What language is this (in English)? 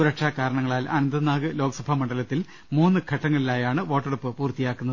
Malayalam